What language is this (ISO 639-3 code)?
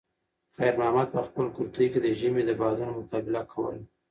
pus